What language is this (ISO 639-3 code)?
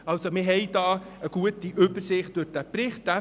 gsw